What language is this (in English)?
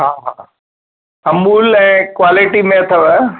Sindhi